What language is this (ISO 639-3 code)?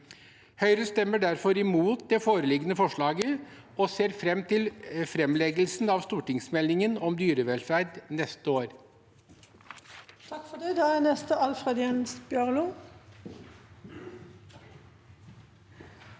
nor